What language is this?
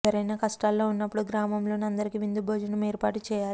Telugu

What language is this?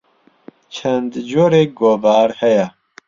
Central Kurdish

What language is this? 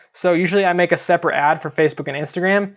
English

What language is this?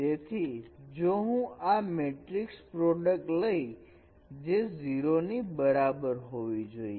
Gujarati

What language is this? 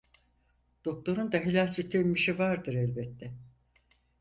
Turkish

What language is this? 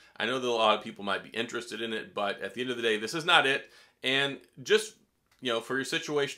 English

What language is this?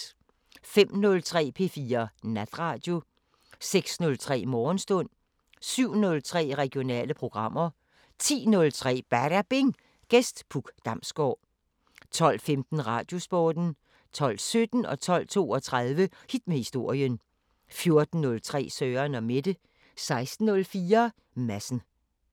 Danish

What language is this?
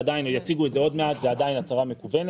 Hebrew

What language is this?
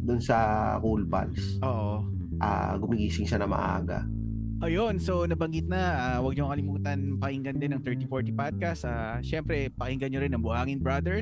Filipino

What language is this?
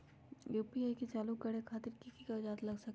Magahi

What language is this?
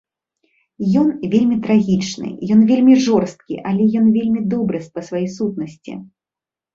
Belarusian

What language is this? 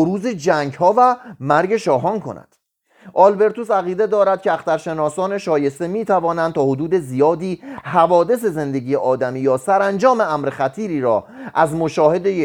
Persian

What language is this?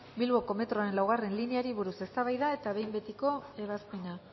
Basque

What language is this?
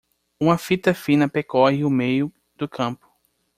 Portuguese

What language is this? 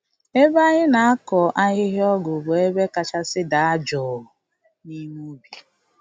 Igbo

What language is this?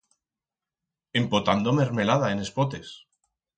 Aragonese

